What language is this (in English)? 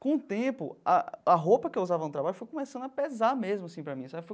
Portuguese